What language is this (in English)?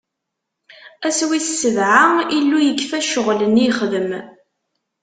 Kabyle